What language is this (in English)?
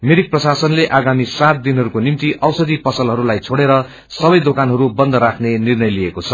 Nepali